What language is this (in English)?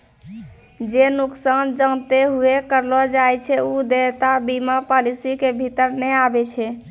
Maithili